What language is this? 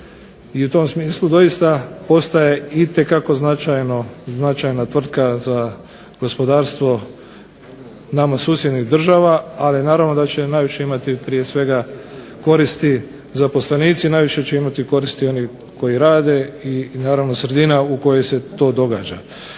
Croatian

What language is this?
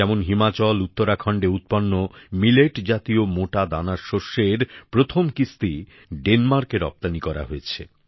Bangla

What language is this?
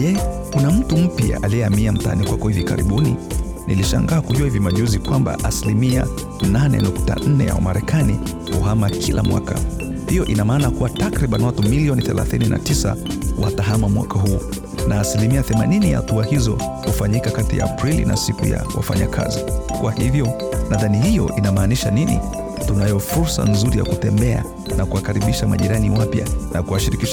Swahili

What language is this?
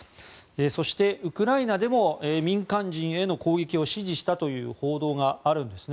Japanese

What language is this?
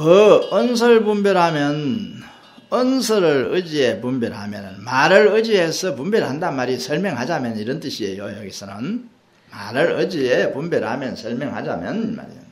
Korean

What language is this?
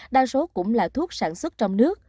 Vietnamese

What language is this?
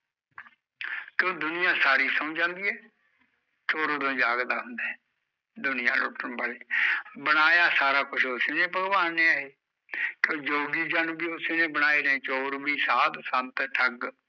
Punjabi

